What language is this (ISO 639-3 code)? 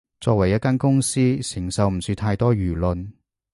yue